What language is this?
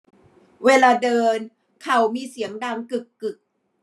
Thai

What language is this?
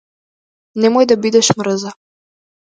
Macedonian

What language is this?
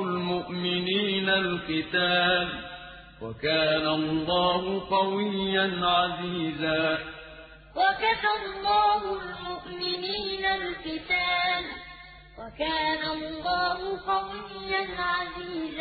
Arabic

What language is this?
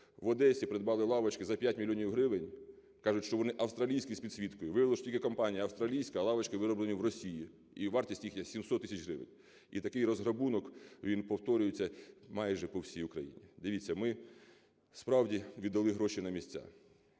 Ukrainian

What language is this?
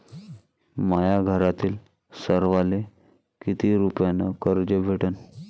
Marathi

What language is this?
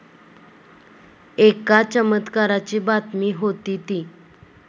Marathi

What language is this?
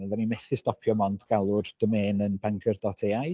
Welsh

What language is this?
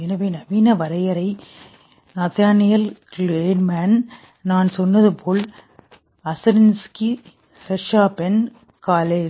Tamil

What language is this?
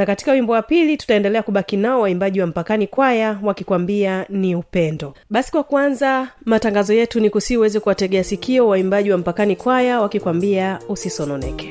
Swahili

